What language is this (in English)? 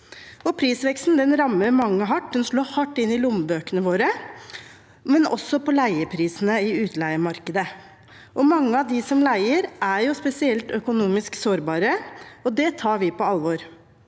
Norwegian